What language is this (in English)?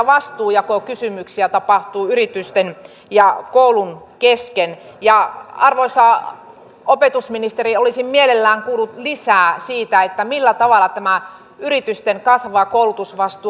Finnish